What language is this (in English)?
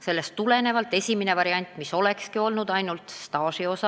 Estonian